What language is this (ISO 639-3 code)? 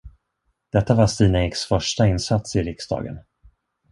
swe